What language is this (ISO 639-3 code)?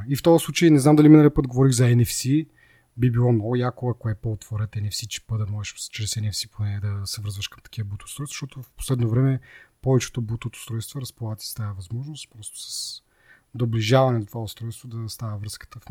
bul